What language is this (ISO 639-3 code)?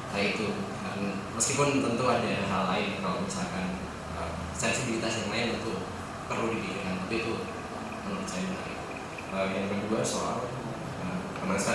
ind